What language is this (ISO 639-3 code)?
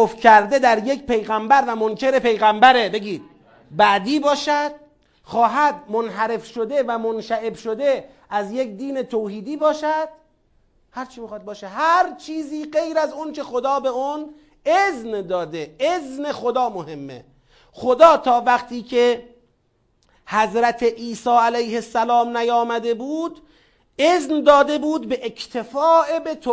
fas